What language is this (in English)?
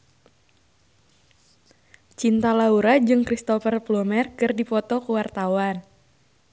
Sundanese